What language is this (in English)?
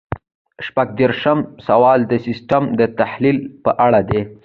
Pashto